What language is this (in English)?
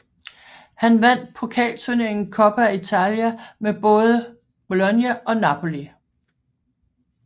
Danish